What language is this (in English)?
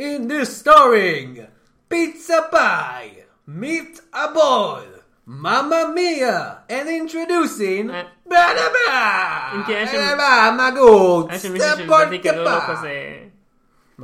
Hebrew